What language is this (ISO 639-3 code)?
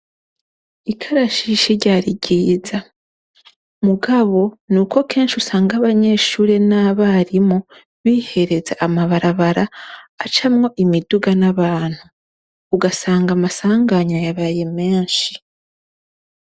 run